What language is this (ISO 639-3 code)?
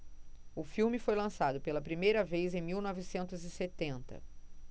por